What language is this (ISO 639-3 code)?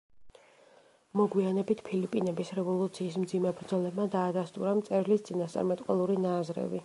kat